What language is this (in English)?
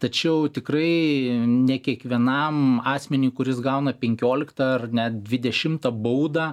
Lithuanian